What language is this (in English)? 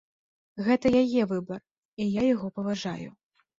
Belarusian